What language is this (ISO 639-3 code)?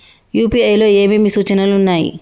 tel